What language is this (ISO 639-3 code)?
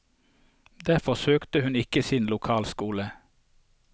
nor